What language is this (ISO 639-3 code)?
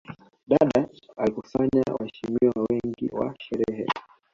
swa